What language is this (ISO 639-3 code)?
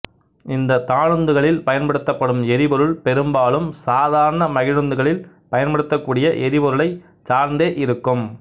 tam